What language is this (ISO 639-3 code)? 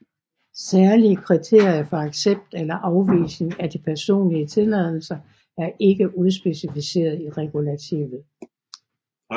dan